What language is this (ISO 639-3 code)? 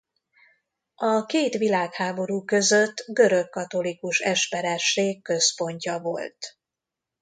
hun